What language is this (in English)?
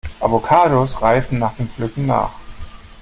German